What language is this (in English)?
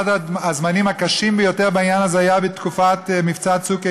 Hebrew